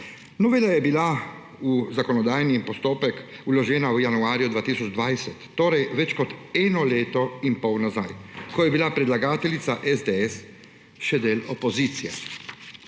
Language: Slovenian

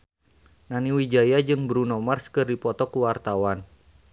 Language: Sundanese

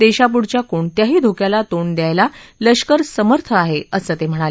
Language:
Marathi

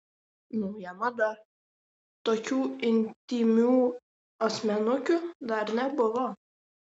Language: Lithuanian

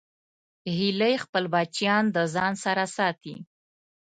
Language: Pashto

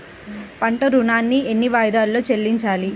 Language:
Telugu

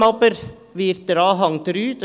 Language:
Swiss German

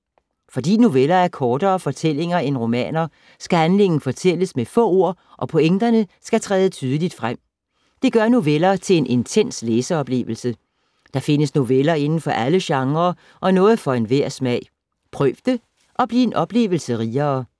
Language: Danish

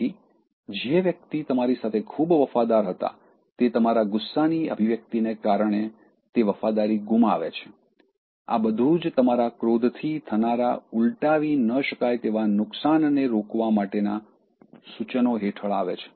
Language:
Gujarati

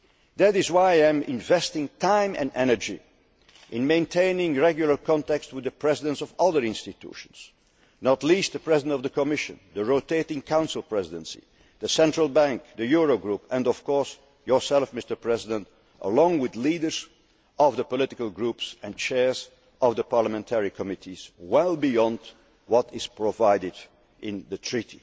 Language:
English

